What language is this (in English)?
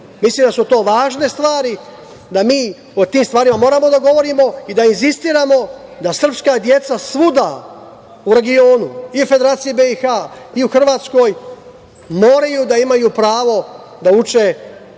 Serbian